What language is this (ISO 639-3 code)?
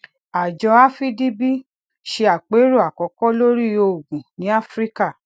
yor